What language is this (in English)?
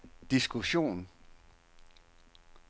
Danish